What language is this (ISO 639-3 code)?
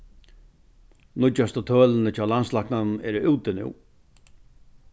fao